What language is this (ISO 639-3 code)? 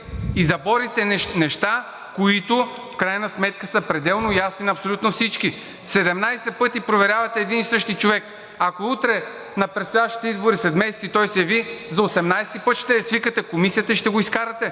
bul